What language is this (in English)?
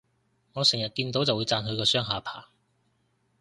Cantonese